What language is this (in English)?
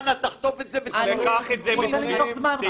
Hebrew